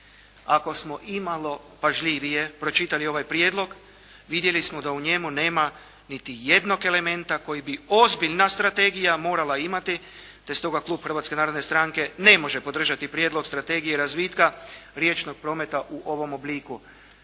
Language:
Croatian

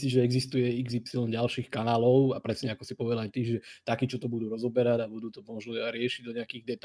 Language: Slovak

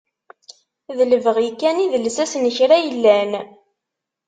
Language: Kabyle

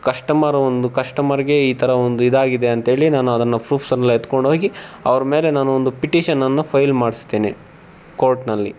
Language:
Kannada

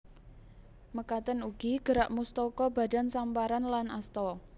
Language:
Javanese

